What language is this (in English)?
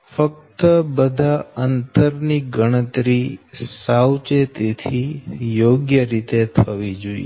Gujarati